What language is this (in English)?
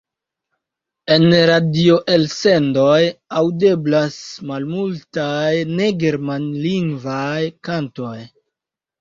Esperanto